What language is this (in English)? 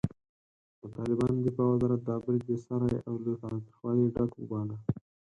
Pashto